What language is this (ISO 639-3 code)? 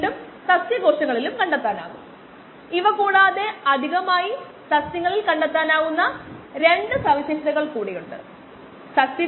mal